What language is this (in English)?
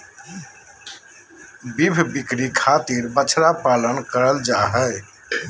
Magahi